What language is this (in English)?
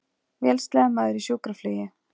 Icelandic